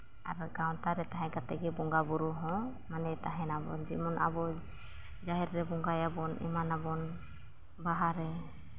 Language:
Santali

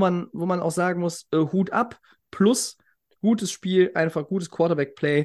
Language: German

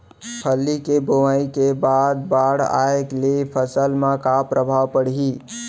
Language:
Chhattisgarhi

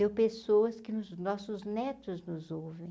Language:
Portuguese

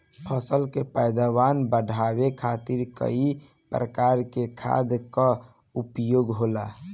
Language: Bhojpuri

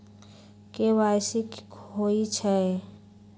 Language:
Magahi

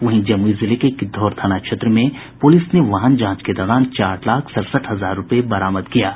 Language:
Hindi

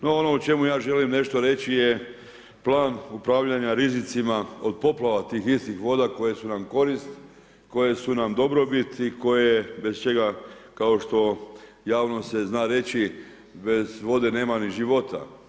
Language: Croatian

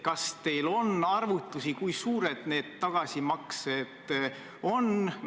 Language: Estonian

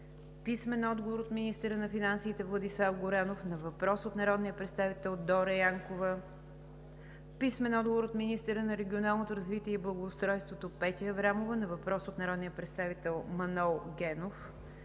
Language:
Bulgarian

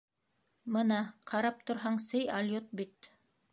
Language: Bashkir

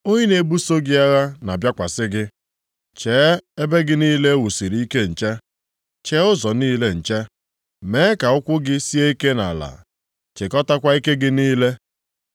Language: Igbo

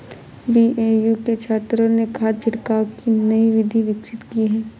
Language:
Hindi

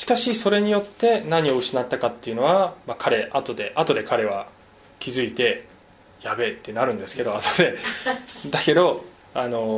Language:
Japanese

